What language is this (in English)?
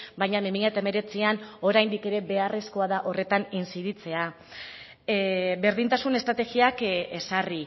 Basque